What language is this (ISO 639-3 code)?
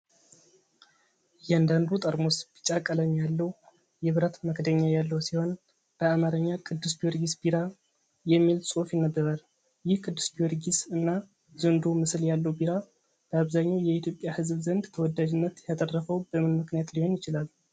amh